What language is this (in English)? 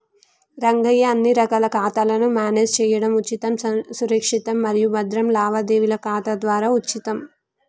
Telugu